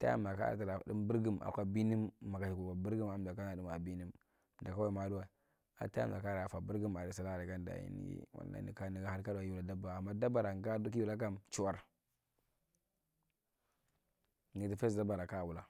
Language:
Marghi Central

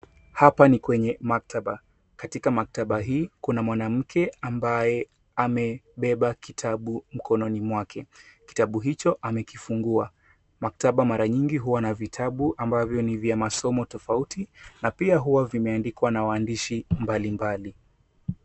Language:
Swahili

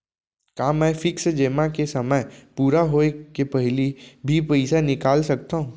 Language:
Chhattisgarhi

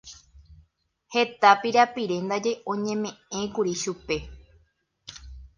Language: Guarani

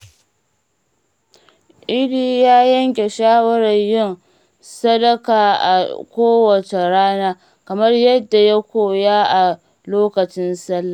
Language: Hausa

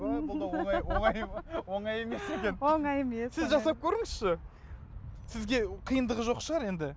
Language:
Kazakh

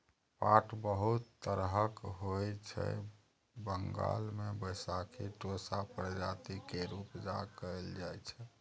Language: Maithili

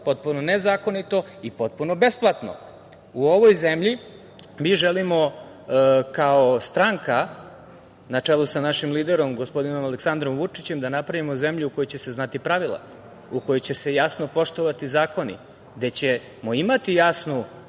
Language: Serbian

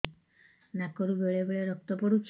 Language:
Odia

